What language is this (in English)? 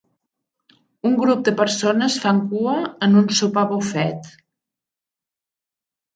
Catalan